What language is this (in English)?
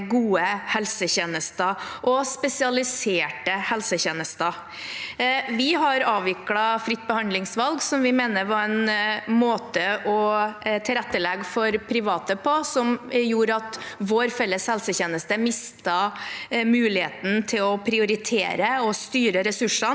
Norwegian